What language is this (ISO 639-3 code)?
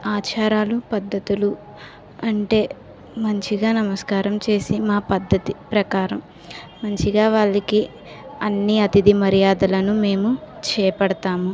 tel